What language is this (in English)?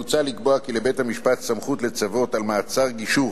Hebrew